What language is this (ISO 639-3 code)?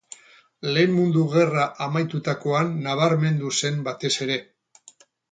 eus